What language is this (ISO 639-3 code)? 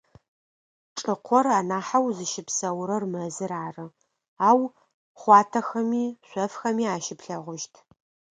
ady